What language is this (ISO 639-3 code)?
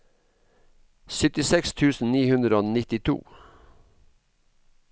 nor